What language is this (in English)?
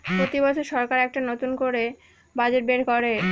Bangla